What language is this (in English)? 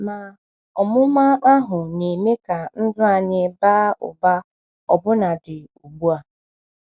Igbo